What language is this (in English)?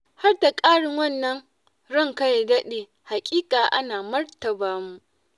Hausa